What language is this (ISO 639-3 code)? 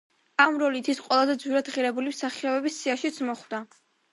kat